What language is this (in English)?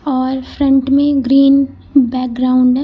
Hindi